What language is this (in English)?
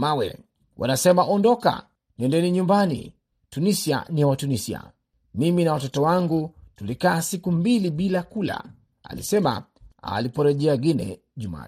Swahili